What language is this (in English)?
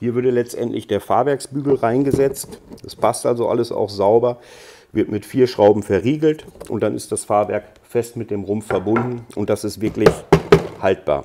German